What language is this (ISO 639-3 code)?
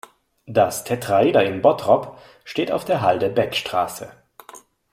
deu